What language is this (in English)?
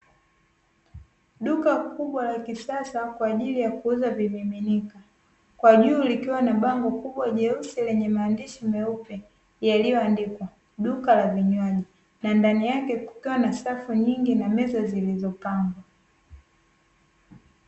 Swahili